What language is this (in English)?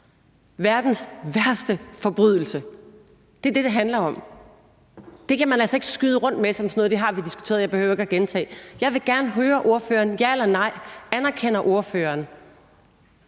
Danish